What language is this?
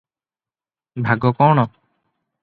Odia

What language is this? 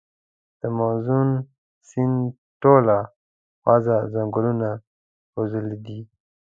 Pashto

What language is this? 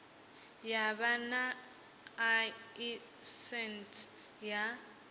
Venda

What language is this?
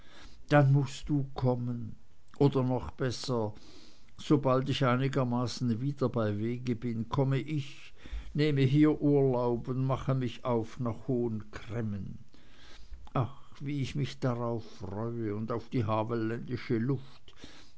German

